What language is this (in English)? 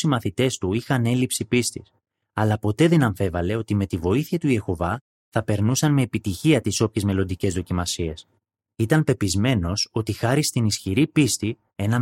Greek